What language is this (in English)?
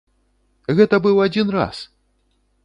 Belarusian